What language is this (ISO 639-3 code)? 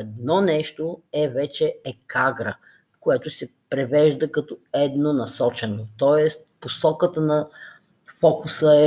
bul